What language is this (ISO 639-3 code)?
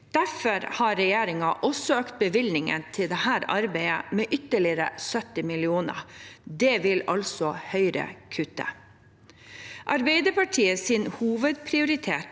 nor